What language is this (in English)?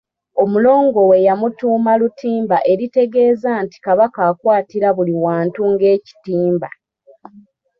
Ganda